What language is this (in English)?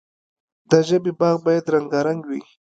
Pashto